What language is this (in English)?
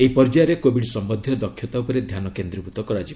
Odia